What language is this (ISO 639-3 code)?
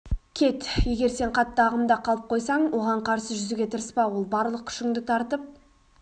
kaz